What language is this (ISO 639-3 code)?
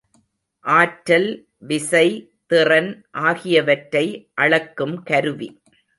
tam